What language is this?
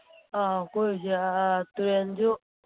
Manipuri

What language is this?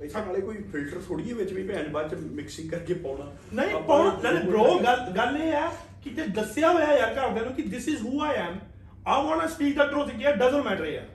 Punjabi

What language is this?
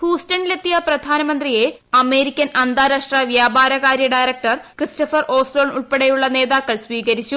Malayalam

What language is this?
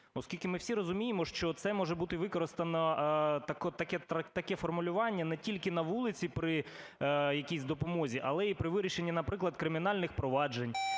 Ukrainian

